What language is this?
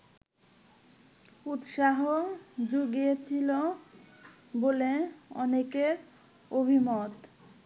Bangla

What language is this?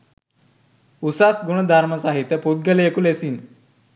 Sinhala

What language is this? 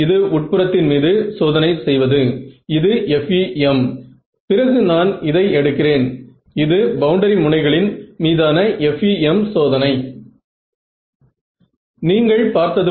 Tamil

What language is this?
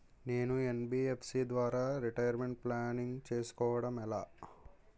Telugu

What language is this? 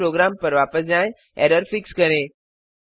Hindi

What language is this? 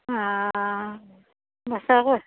Assamese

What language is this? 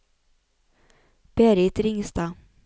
Norwegian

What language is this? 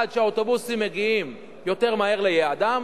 Hebrew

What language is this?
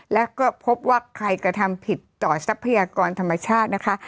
Thai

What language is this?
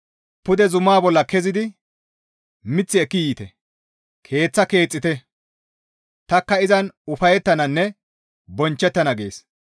Gamo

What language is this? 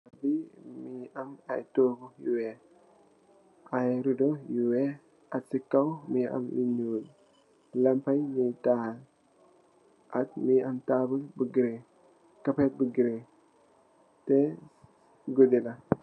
Wolof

